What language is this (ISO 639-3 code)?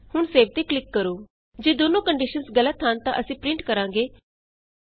pan